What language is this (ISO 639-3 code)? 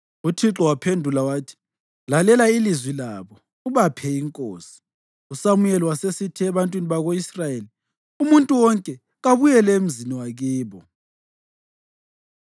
nde